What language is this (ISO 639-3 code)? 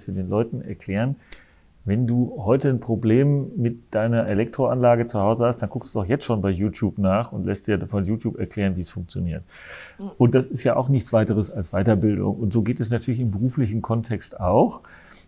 deu